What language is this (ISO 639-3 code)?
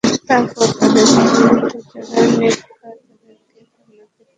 ben